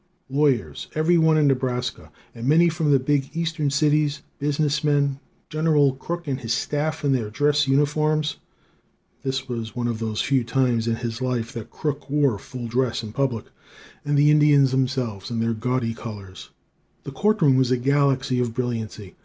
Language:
English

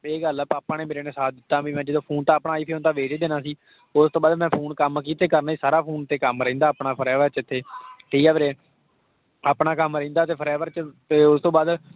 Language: Punjabi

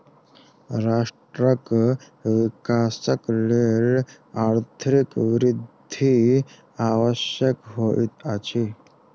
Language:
Maithili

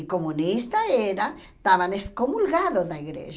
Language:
Portuguese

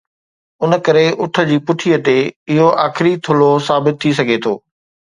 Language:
Sindhi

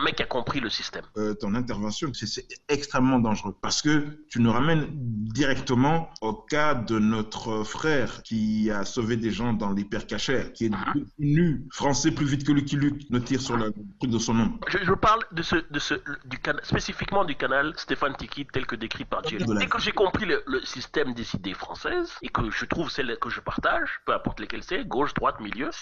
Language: French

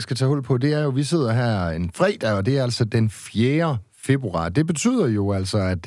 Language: Danish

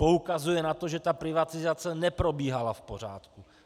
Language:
Czech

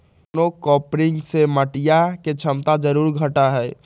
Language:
Magahi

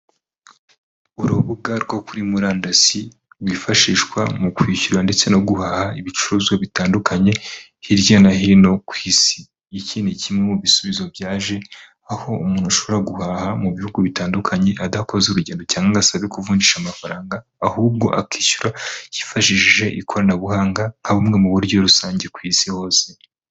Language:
Kinyarwanda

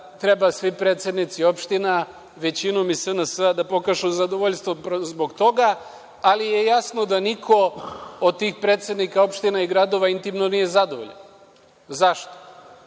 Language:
Serbian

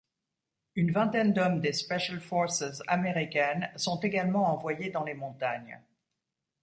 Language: French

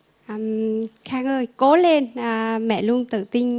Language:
Vietnamese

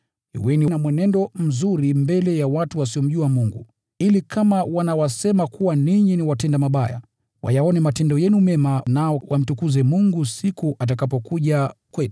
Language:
Swahili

